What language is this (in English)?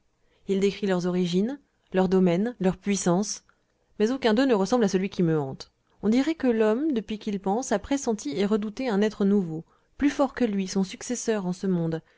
French